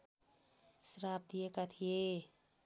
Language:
Nepali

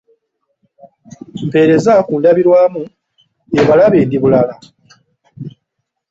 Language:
Ganda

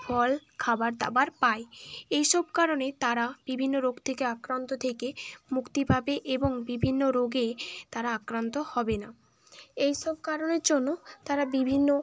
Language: Bangla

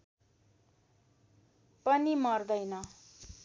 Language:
Nepali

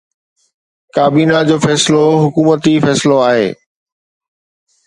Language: Sindhi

